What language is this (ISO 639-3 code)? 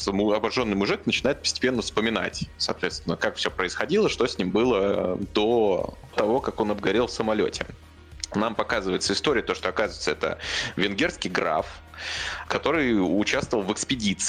rus